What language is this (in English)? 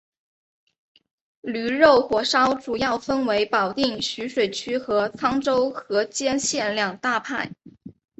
Chinese